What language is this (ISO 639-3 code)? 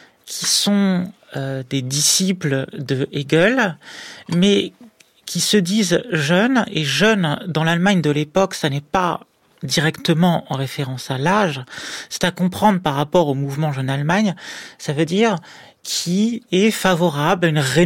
fra